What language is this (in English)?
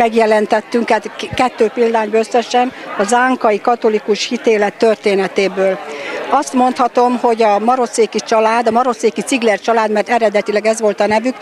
Hungarian